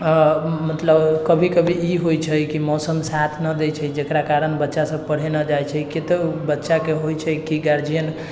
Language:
Maithili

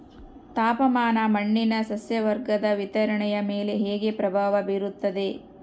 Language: Kannada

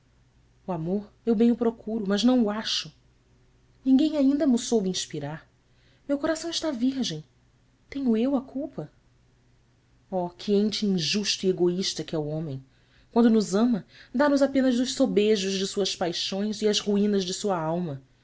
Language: Portuguese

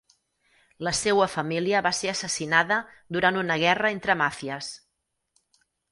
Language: Catalan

